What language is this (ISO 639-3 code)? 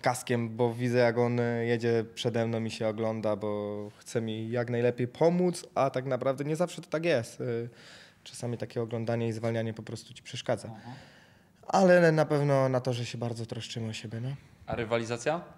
pol